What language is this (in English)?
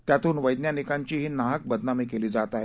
Marathi